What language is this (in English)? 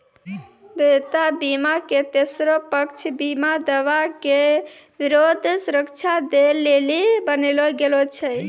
Maithili